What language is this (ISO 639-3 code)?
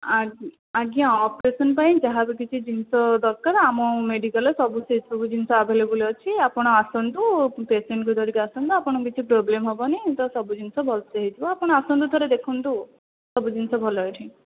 ori